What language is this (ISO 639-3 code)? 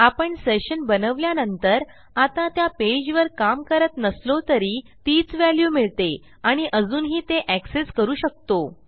mar